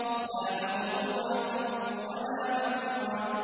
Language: Arabic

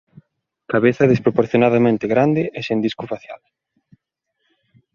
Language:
Galician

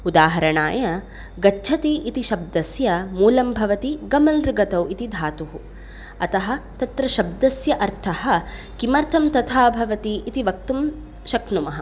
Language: Sanskrit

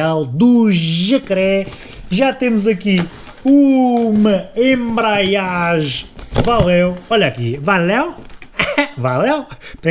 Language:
Portuguese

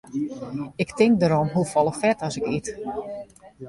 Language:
Western Frisian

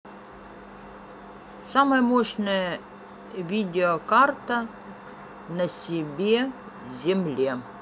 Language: Russian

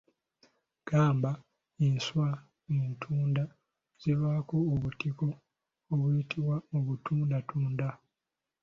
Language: Ganda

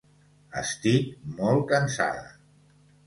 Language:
Catalan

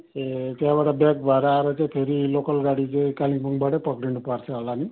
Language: Nepali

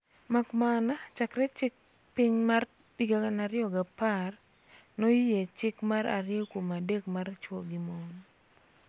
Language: Luo (Kenya and Tanzania)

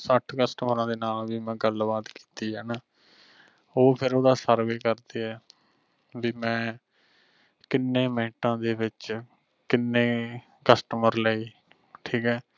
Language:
Punjabi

